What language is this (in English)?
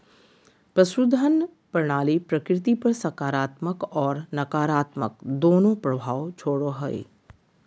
Magahi